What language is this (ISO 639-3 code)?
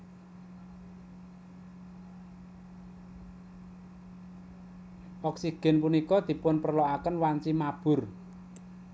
jav